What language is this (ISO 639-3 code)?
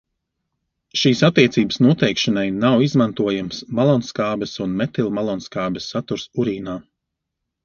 lav